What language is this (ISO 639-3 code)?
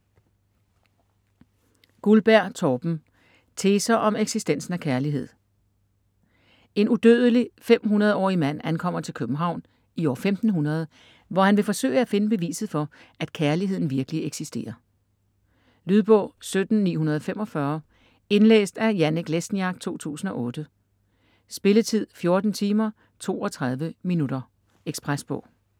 dan